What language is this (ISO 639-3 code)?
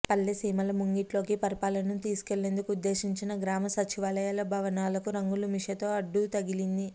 tel